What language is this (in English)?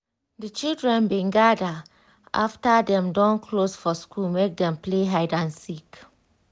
Nigerian Pidgin